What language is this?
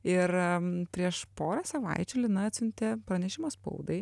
Lithuanian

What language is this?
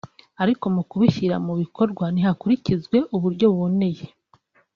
Kinyarwanda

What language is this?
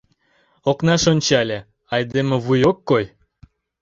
Mari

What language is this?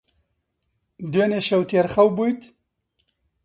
Central Kurdish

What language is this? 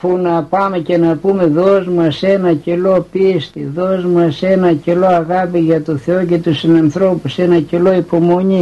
Greek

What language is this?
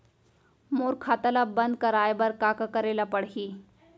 Chhattisgarhi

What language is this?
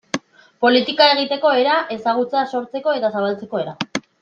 Basque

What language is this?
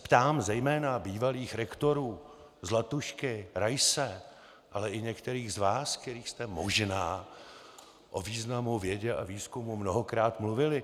Czech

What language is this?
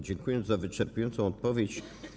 Polish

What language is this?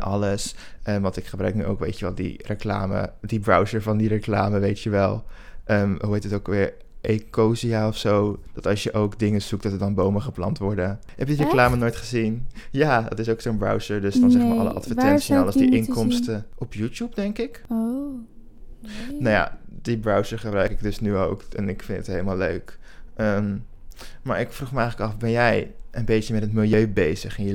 Dutch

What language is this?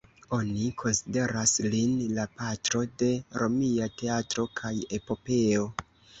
Esperanto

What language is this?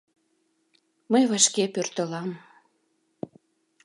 Mari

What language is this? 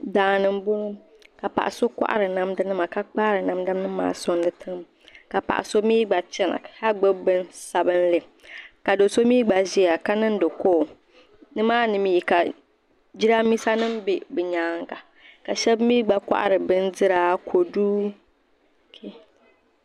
Dagbani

